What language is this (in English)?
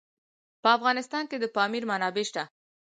Pashto